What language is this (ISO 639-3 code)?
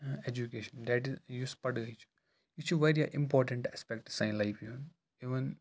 kas